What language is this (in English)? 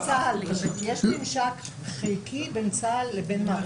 Hebrew